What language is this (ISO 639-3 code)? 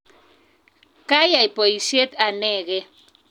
kln